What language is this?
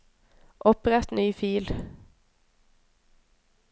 Norwegian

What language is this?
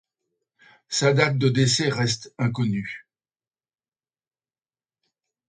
French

